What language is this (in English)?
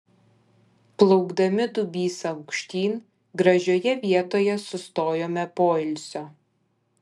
Lithuanian